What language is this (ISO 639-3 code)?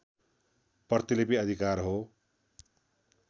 nep